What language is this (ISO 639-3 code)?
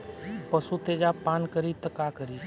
bho